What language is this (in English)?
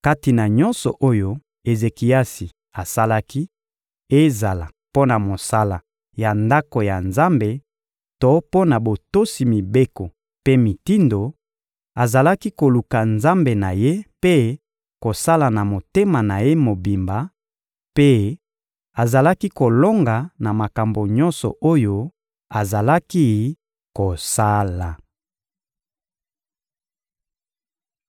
Lingala